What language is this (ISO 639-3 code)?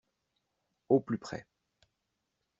fra